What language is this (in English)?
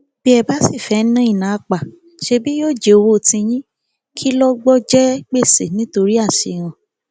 Yoruba